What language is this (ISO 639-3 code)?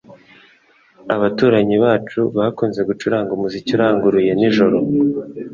kin